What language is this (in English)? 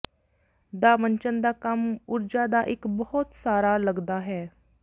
Punjabi